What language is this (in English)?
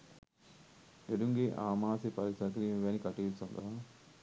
Sinhala